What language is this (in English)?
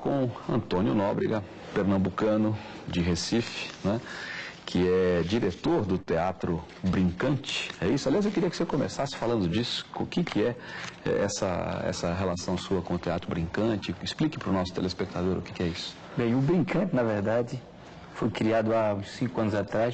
Portuguese